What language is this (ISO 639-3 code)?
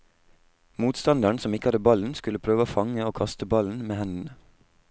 nor